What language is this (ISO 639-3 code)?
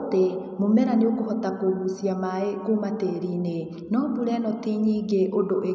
kik